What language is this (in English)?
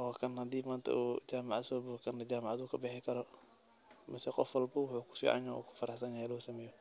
Somali